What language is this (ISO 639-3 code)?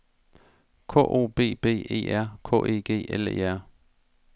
dan